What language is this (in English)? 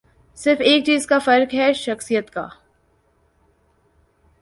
Urdu